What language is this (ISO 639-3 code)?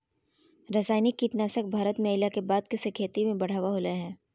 mag